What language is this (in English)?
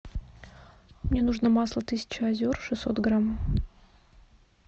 Russian